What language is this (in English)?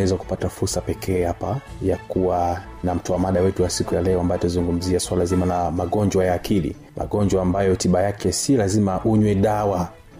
Swahili